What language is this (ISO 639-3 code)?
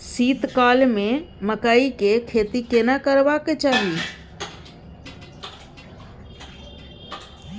mai